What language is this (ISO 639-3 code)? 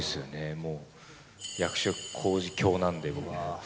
jpn